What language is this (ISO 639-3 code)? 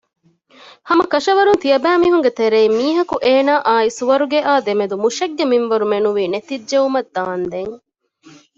div